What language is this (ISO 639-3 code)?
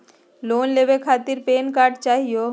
mag